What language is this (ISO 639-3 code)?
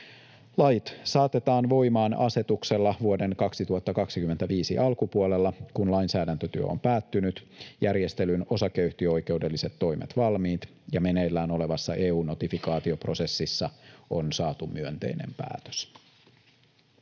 fin